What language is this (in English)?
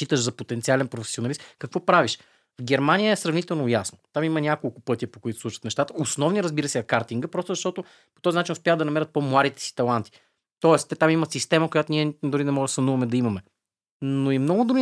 Bulgarian